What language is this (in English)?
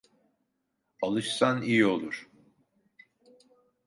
Turkish